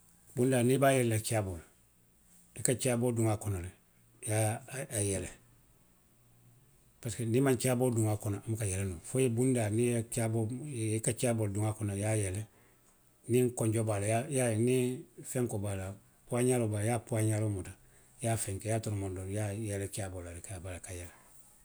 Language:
Western Maninkakan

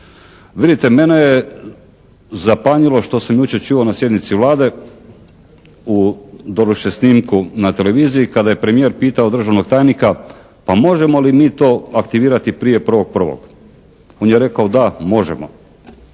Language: Croatian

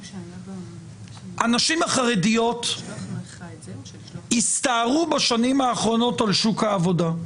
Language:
Hebrew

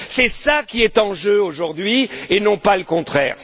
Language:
French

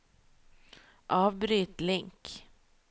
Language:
Norwegian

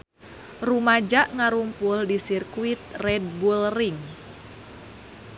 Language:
Sundanese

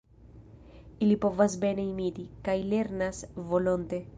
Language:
Esperanto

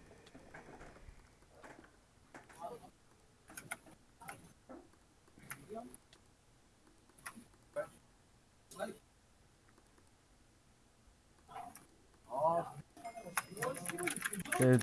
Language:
Korean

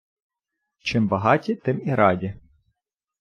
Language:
Ukrainian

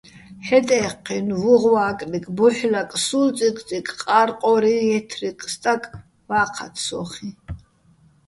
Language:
Bats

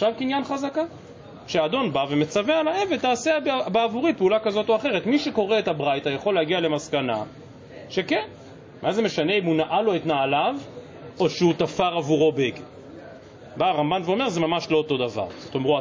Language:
Hebrew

